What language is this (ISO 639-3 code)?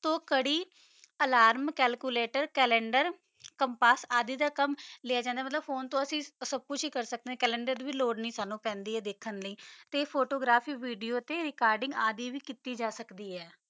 pan